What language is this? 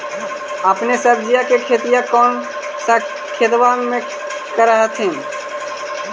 Magahi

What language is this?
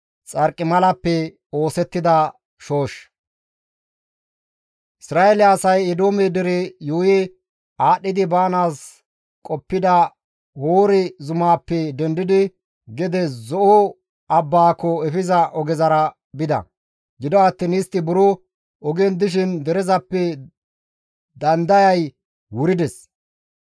Gamo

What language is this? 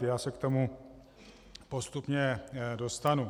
Czech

